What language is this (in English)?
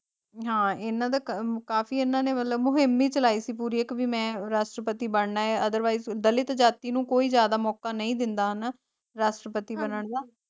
Punjabi